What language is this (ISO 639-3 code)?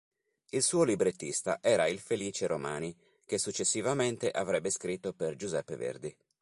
ita